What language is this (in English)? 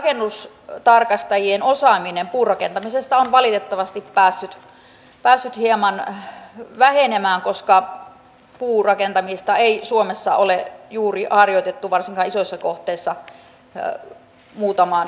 Finnish